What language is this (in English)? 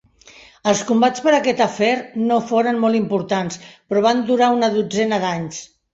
Catalan